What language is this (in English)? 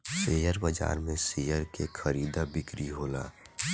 Bhojpuri